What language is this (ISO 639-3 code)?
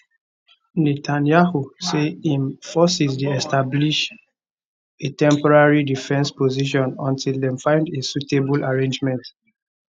pcm